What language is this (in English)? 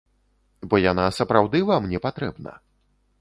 Belarusian